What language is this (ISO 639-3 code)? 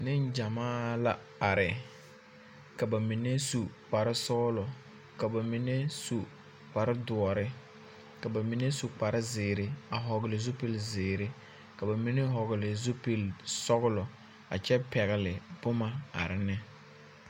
dga